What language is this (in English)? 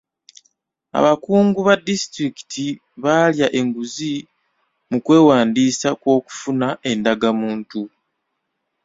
Ganda